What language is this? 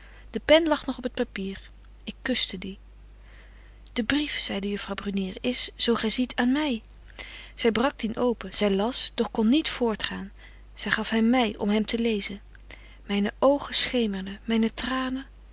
Dutch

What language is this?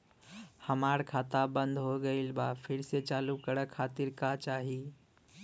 Bhojpuri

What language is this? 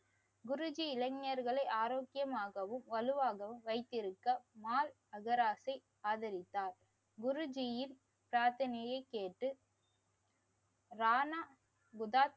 Tamil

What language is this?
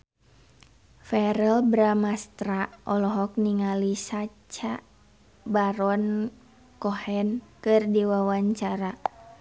Sundanese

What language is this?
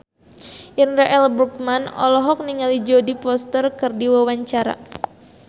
Sundanese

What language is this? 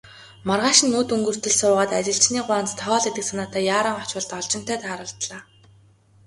Mongolian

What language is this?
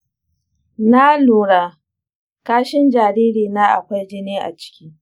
Hausa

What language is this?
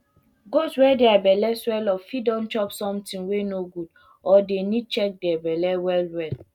Nigerian Pidgin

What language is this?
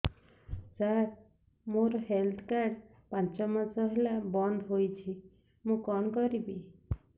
Odia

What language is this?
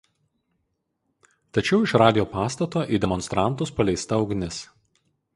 Lithuanian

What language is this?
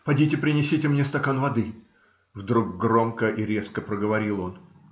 Russian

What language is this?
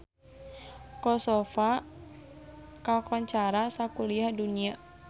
Sundanese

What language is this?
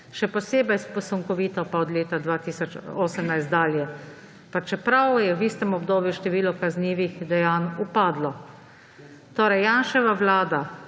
Slovenian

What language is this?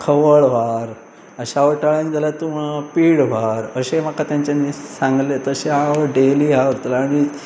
Konkani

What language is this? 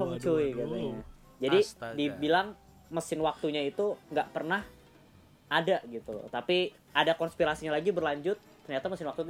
Indonesian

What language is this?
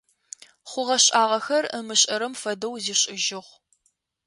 Adyghe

